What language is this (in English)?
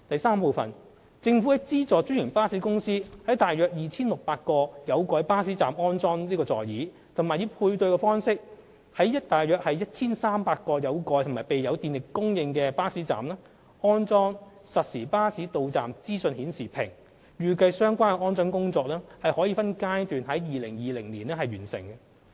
Cantonese